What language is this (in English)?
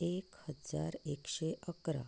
Konkani